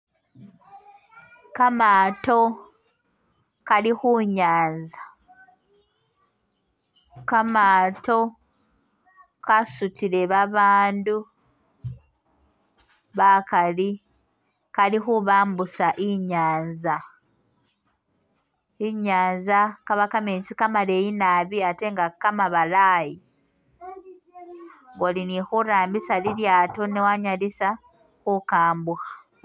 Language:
Masaaba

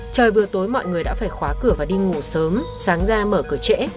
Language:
Vietnamese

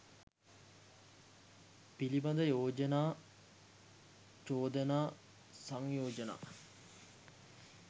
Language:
Sinhala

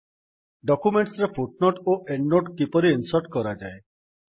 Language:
Odia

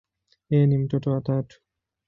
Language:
Swahili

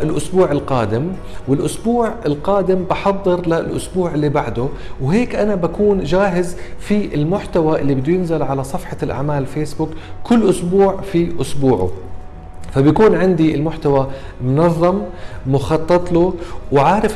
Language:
Arabic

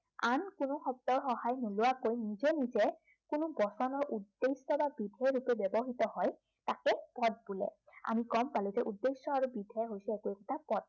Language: Assamese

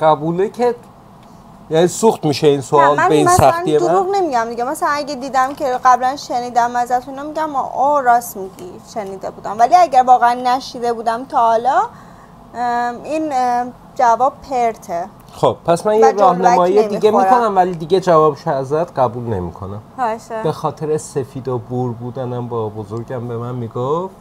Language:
Persian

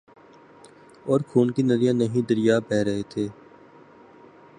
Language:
Urdu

